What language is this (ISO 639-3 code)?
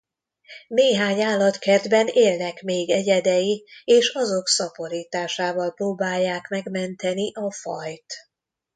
hun